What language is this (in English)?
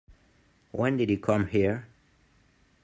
English